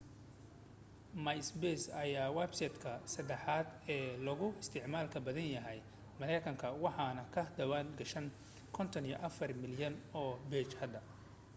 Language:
Somali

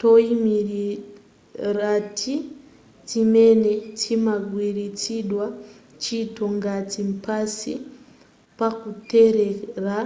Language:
Nyanja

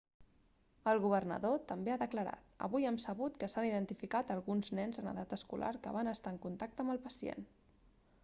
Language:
Catalan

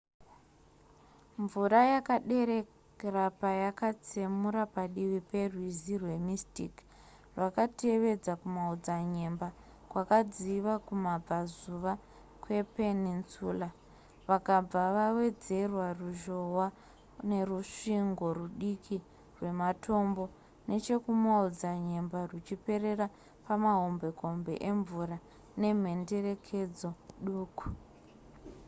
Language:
Shona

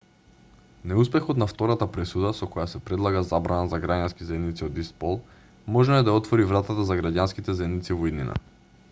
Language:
Macedonian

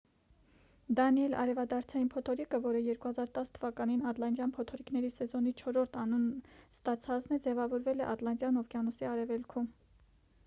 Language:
Armenian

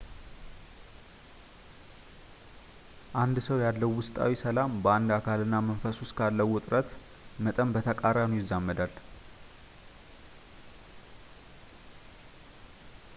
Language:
Amharic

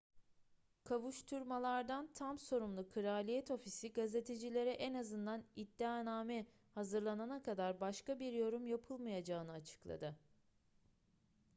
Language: Turkish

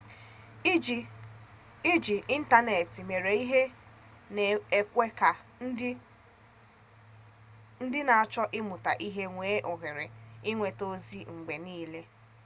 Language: Igbo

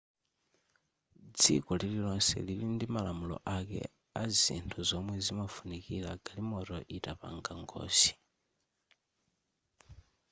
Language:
Nyanja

